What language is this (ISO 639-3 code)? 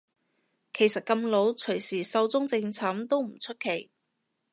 yue